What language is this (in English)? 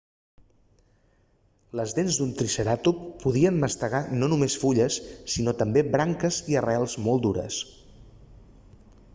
Catalan